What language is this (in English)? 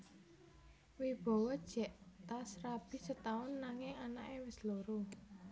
Javanese